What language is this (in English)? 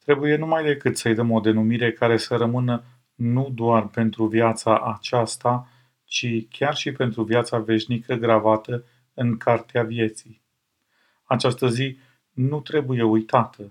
Romanian